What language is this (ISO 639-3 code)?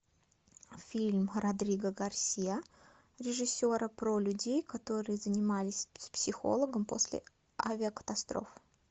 rus